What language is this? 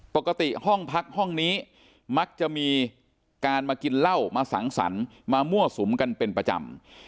Thai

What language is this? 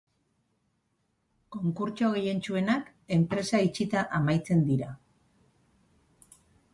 Basque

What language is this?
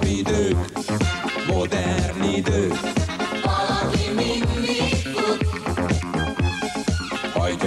Polish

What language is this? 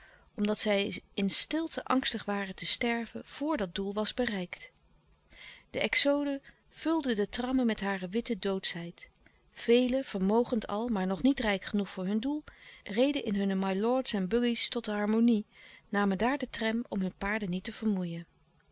Dutch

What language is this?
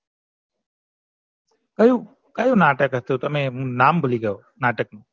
Gujarati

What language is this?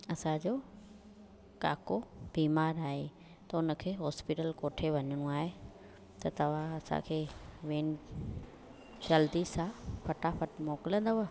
Sindhi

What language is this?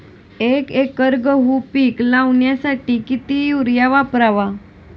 Marathi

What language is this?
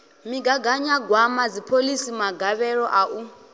Venda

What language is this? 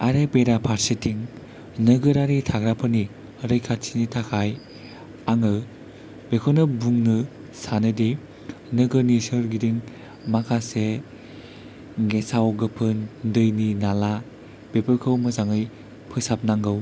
Bodo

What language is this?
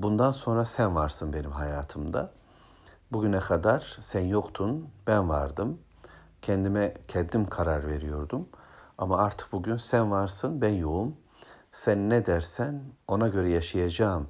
Turkish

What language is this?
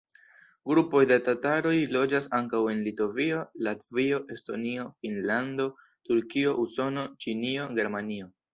Esperanto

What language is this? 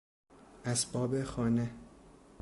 Persian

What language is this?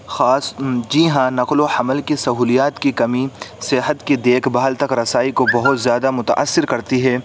Urdu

